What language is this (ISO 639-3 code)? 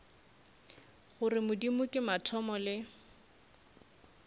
nso